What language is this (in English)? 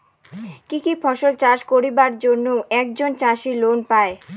Bangla